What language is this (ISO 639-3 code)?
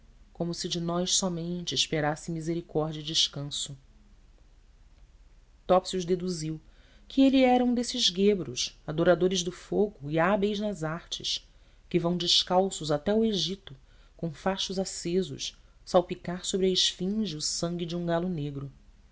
por